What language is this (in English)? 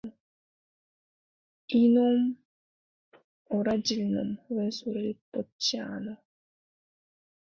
Korean